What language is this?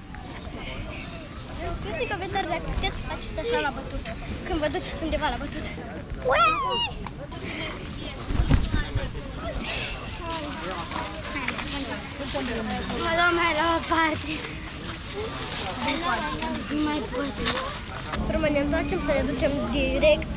Romanian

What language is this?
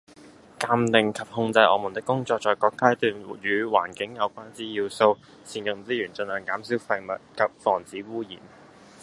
Cantonese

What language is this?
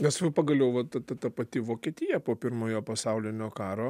Lithuanian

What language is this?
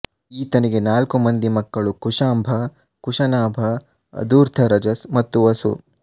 Kannada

